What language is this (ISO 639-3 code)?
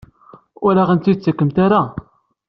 kab